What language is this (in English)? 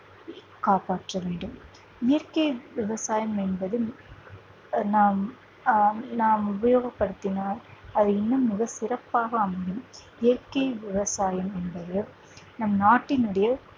Tamil